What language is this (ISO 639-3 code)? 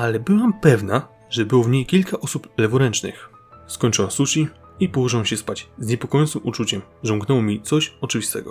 pol